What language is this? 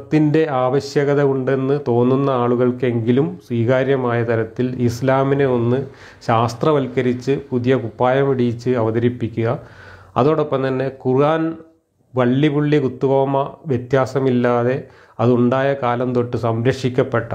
Malayalam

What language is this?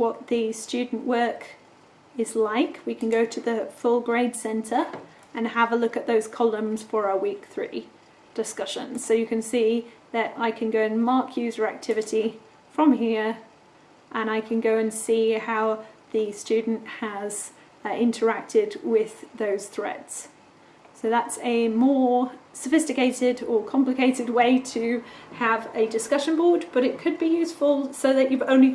English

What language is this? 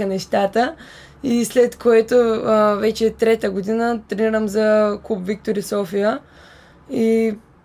Bulgarian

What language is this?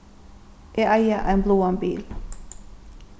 Faroese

